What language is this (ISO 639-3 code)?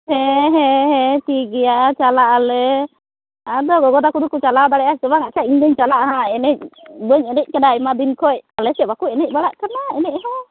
sat